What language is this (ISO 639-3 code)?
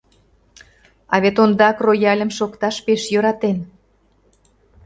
chm